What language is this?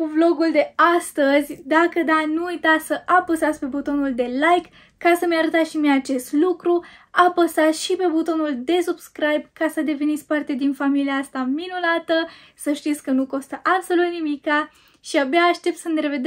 Romanian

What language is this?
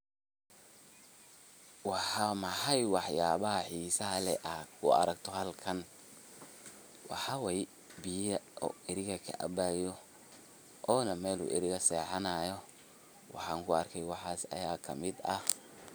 Somali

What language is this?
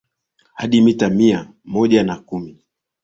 Swahili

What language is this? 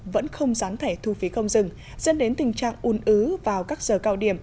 Vietnamese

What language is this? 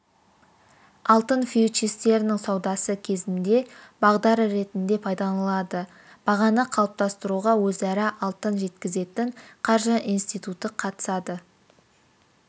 Kazakh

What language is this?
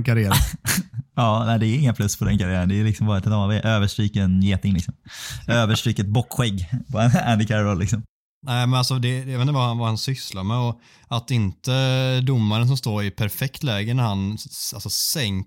Swedish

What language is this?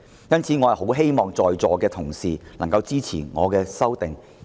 Cantonese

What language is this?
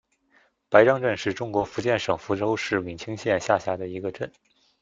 Chinese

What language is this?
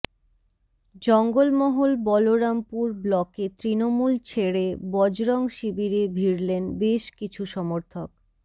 Bangla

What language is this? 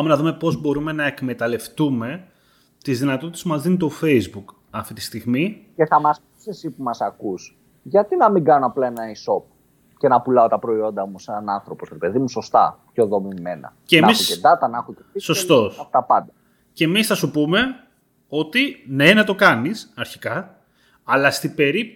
Greek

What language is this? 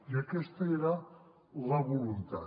Catalan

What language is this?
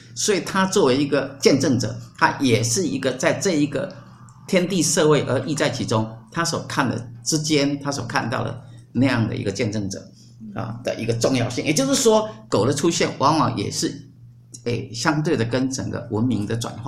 Chinese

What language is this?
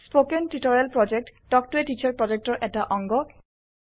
Assamese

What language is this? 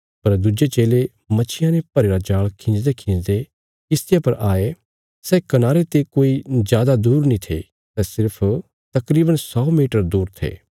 Bilaspuri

